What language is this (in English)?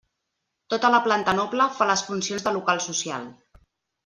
Catalan